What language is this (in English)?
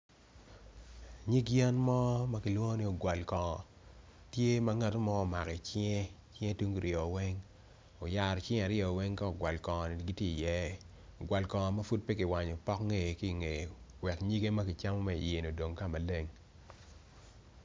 Acoli